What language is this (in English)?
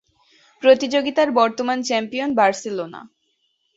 Bangla